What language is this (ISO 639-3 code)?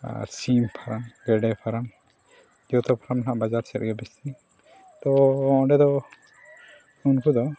sat